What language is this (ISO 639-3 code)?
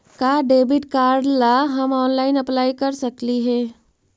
mag